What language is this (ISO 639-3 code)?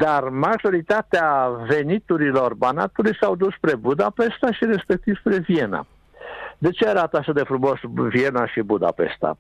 ron